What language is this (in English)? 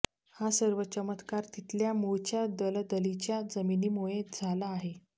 Marathi